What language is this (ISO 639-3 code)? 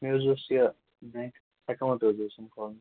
kas